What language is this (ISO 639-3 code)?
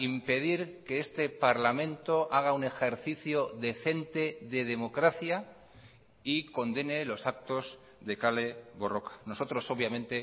spa